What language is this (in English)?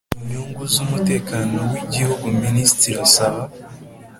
Kinyarwanda